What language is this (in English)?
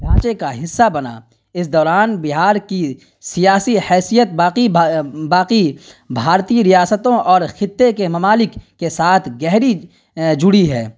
Urdu